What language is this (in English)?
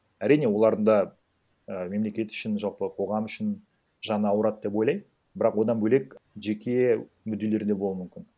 Kazakh